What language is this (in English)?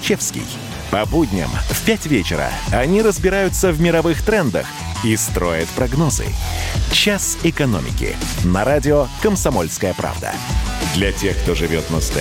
Russian